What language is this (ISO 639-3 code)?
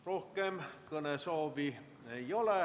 est